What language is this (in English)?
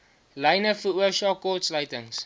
Afrikaans